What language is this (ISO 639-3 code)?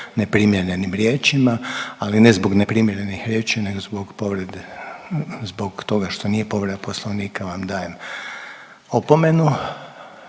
hrv